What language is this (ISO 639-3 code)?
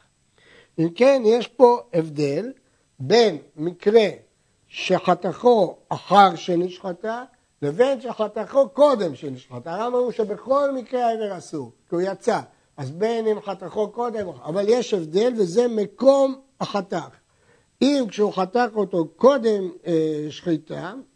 heb